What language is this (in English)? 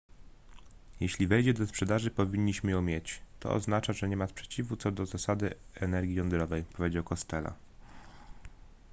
Polish